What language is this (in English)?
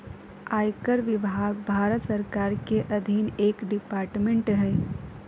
Magahi